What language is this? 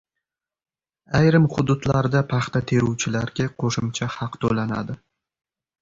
Uzbek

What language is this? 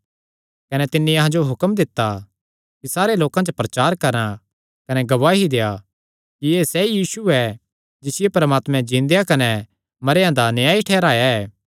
Kangri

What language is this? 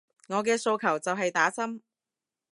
Cantonese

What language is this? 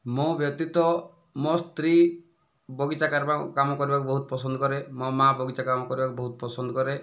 Odia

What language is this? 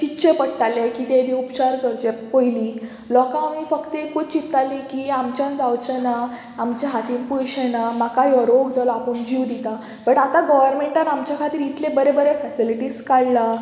Konkani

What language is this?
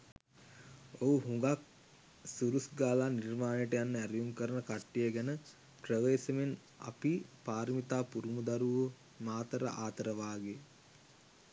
Sinhala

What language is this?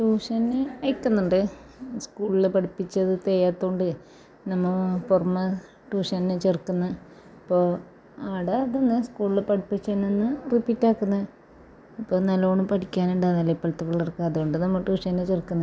Malayalam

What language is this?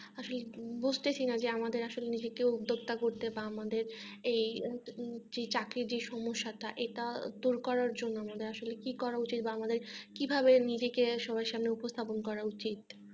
Bangla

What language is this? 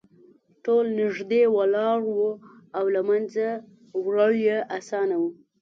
Pashto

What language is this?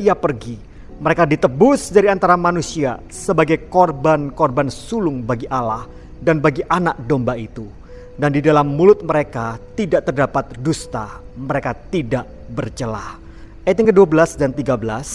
Indonesian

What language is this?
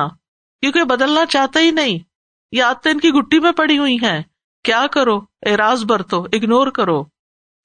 Urdu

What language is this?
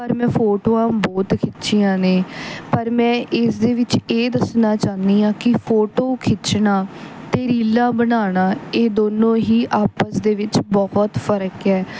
Punjabi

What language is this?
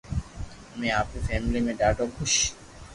Loarki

